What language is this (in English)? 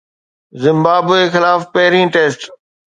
Sindhi